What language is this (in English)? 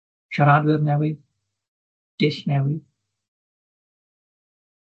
Welsh